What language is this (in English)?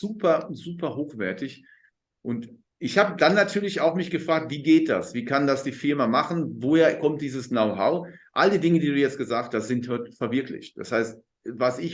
German